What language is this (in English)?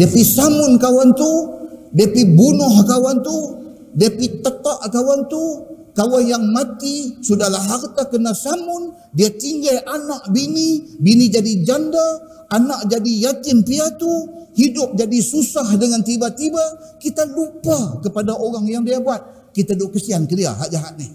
Malay